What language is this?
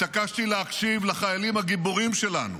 Hebrew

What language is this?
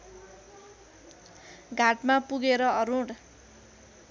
Nepali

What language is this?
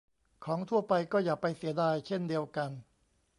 Thai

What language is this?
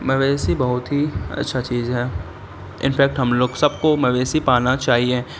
Urdu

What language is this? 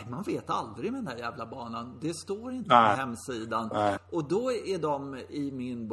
Swedish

